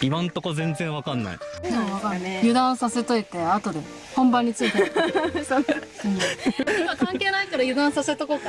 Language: Japanese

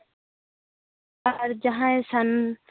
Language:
Santali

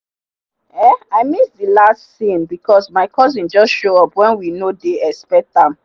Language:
Nigerian Pidgin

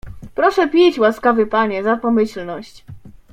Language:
Polish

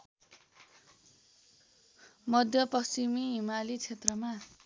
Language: Nepali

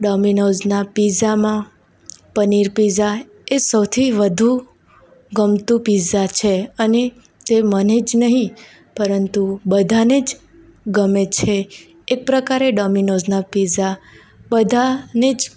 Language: Gujarati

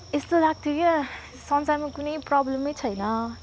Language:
Nepali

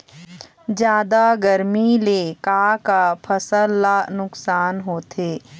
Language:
Chhattisgarhi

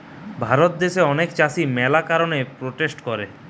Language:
Bangla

